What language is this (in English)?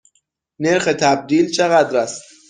Persian